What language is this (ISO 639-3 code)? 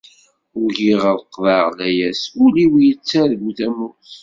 kab